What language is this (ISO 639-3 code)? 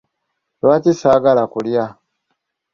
lug